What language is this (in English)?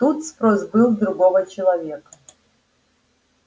Russian